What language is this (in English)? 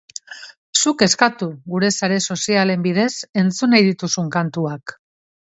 Basque